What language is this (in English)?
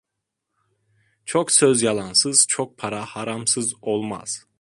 Turkish